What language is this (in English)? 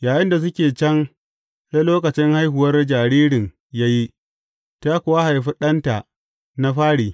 Hausa